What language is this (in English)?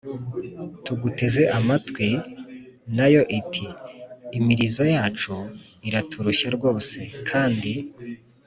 Kinyarwanda